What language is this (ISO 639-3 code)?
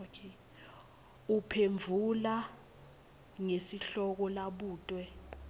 ssw